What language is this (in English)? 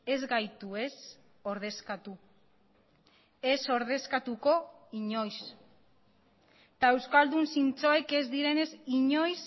Basque